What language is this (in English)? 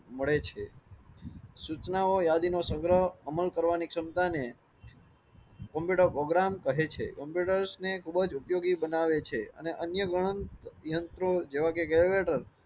Gujarati